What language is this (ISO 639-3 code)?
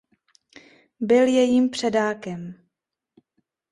ces